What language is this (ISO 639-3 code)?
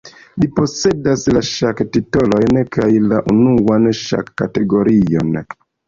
epo